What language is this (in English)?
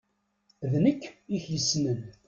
Kabyle